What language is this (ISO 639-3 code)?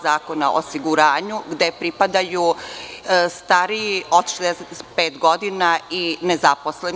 srp